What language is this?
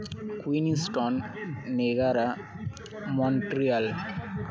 Santali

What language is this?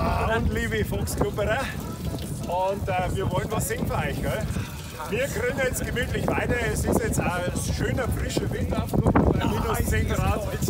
German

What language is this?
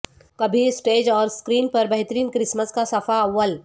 Urdu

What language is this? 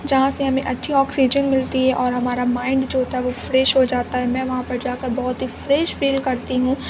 Urdu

